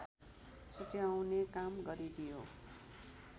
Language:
Nepali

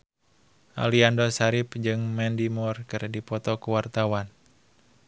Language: Sundanese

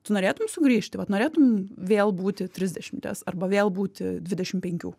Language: Lithuanian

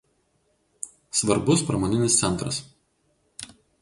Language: Lithuanian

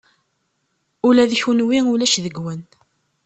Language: Kabyle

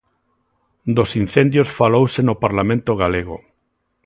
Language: Galician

